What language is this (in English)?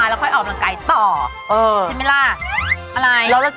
Thai